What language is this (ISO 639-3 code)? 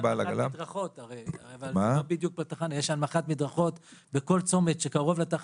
heb